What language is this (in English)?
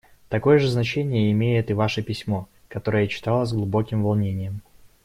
Russian